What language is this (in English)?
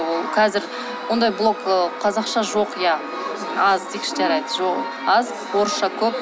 Kazakh